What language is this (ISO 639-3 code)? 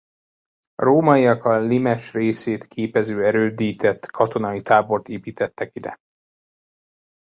hun